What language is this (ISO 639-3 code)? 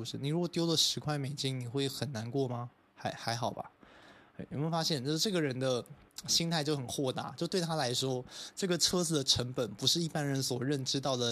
zho